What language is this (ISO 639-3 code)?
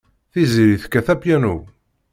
kab